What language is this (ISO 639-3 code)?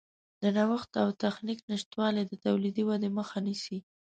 pus